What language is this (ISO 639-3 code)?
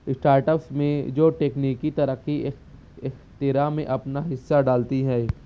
urd